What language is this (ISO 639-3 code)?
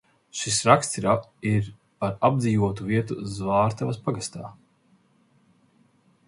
lav